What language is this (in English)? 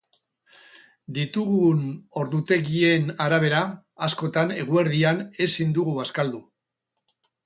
Basque